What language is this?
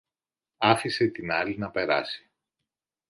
Greek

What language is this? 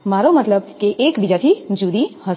Gujarati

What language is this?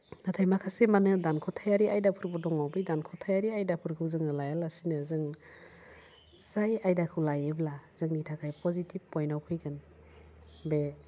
Bodo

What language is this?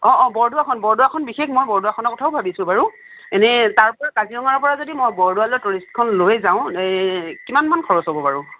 Assamese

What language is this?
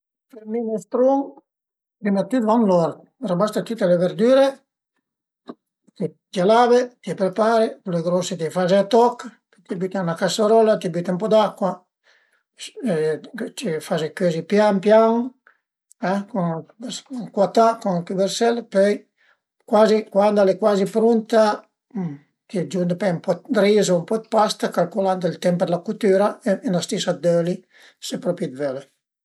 Piedmontese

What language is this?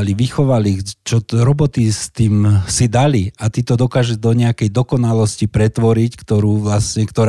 Slovak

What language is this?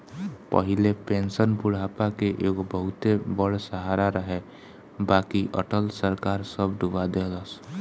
Bhojpuri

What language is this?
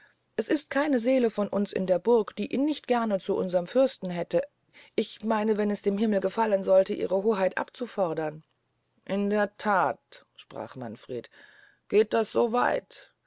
German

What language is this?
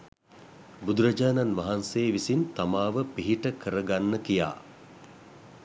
Sinhala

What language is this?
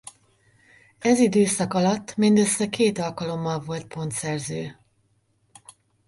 Hungarian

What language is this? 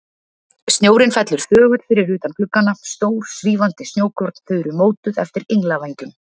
Icelandic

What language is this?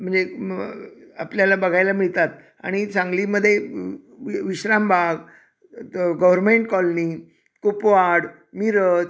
Marathi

